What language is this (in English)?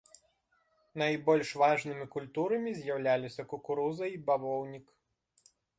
Belarusian